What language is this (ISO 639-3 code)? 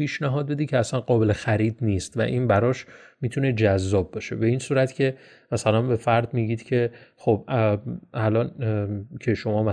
fas